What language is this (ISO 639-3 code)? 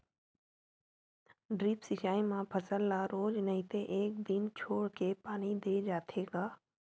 hne